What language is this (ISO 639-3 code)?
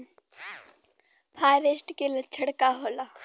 bho